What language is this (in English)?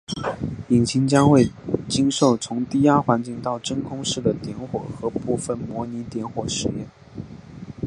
Chinese